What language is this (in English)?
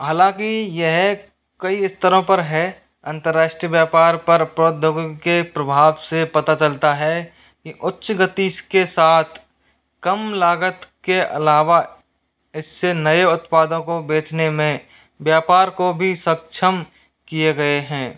Hindi